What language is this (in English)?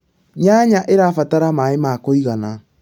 Kikuyu